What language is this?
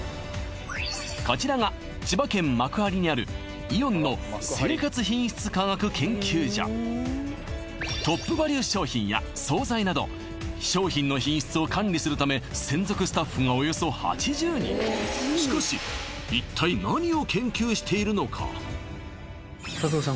Japanese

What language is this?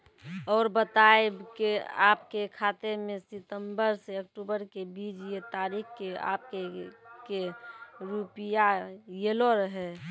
Maithili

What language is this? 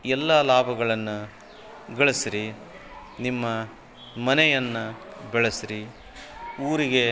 Kannada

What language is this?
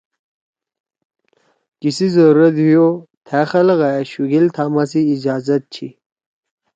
Torwali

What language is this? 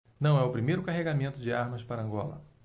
Portuguese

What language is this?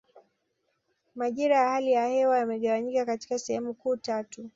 Swahili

